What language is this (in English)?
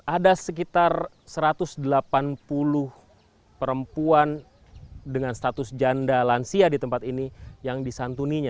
Indonesian